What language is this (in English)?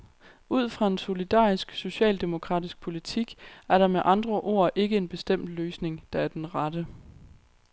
Danish